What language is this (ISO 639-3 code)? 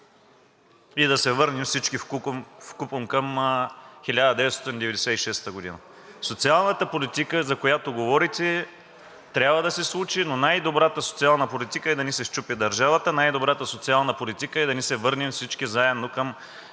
bul